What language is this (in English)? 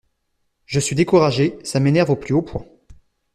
French